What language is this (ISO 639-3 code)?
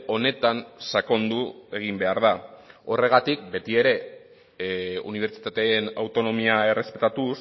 eus